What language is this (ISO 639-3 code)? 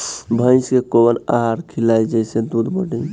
bho